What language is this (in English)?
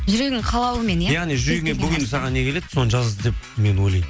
Kazakh